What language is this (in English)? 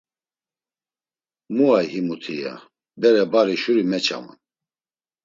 Laz